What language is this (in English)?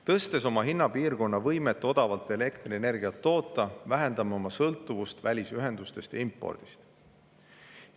Estonian